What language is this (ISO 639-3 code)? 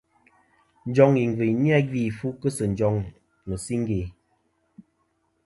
bkm